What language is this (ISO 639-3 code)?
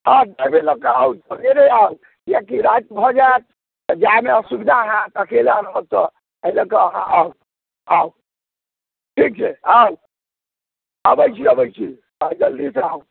mai